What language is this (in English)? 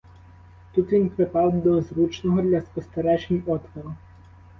Ukrainian